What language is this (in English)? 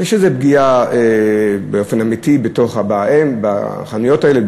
Hebrew